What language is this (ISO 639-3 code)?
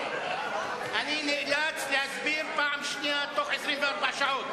heb